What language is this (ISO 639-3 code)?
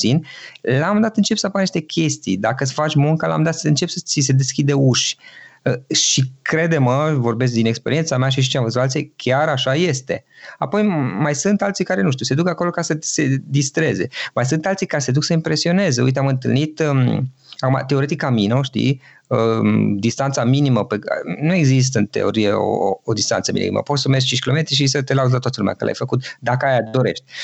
ron